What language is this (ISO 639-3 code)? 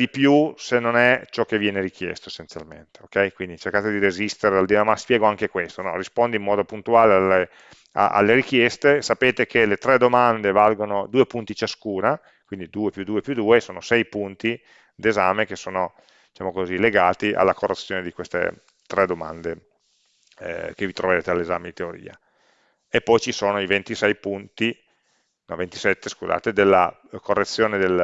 ita